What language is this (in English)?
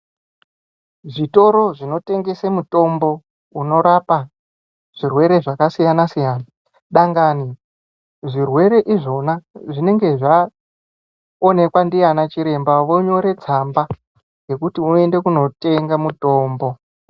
Ndau